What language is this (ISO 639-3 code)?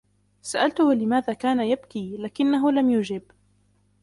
ara